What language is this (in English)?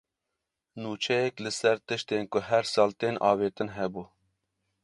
Kurdish